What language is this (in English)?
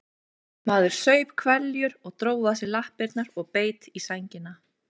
Icelandic